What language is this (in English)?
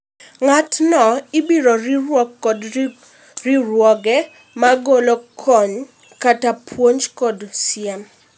Luo (Kenya and Tanzania)